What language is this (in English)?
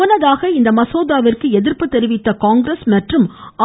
Tamil